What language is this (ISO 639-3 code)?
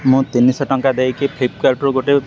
ori